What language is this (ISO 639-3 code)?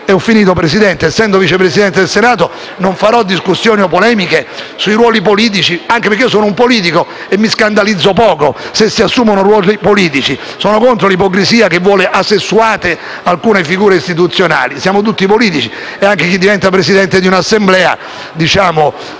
ita